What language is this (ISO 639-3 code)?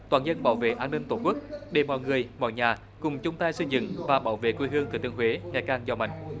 vie